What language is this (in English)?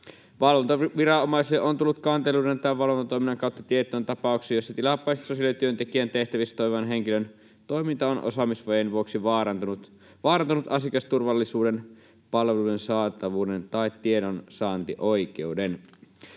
Finnish